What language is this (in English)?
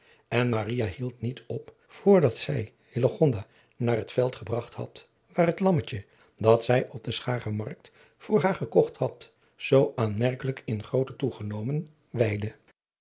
Dutch